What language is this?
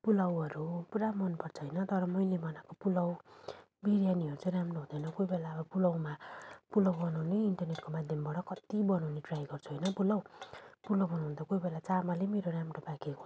Nepali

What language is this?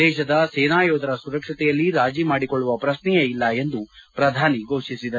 Kannada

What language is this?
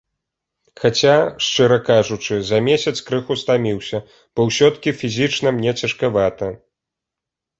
Belarusian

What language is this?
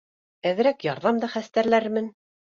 Bashkir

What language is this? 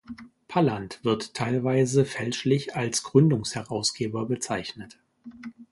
German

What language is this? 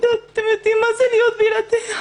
Hebrew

